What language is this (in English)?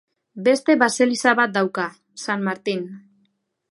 Basque